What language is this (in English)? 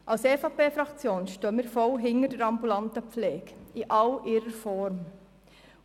Swiss German